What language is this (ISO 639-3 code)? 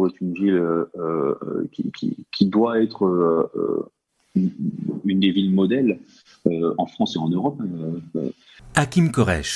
fra